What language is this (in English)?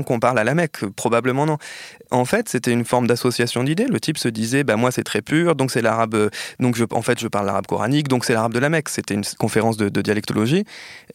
French